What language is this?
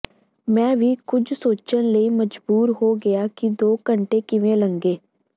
Punjabi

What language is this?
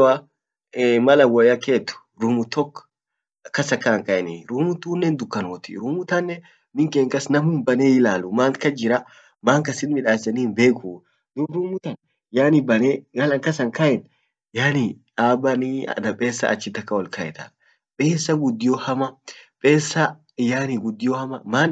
Orma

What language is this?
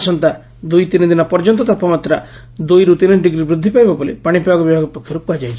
Odia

